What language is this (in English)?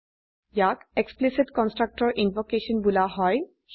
Assamese